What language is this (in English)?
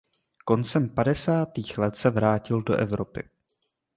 Czech